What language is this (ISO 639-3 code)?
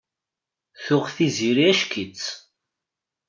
kab